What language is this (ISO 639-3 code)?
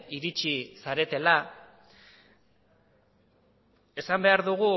eus